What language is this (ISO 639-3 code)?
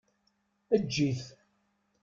kab